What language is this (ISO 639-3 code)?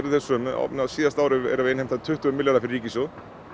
isl